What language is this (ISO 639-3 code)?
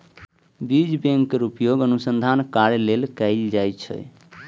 mai